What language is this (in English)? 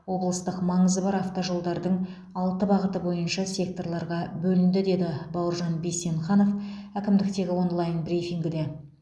Kazakh